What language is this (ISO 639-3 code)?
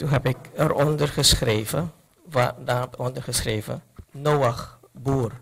nld